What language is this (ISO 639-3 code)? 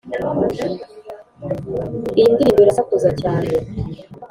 kin